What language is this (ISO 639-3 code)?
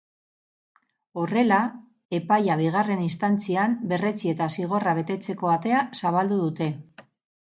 eus